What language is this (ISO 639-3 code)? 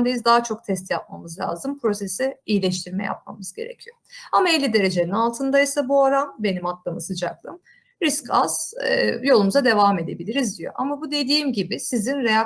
tur